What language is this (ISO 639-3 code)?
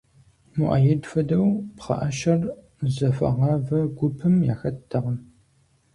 kbd